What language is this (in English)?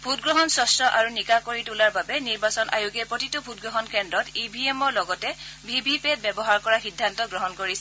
Assamese